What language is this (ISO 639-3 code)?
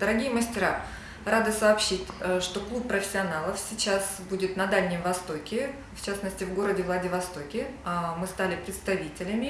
rus